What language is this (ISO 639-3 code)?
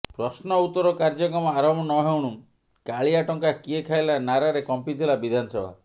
ori